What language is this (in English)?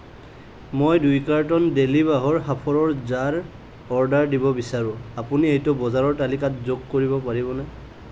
Assamese